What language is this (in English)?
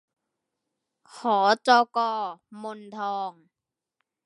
Thai